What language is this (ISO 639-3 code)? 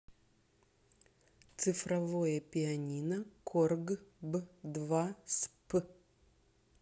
rus